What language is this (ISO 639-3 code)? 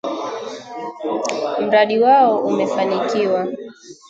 swa